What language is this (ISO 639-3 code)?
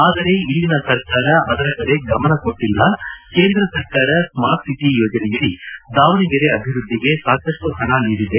kan